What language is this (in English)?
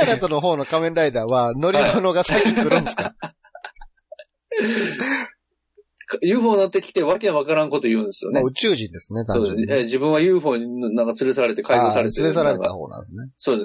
Japanese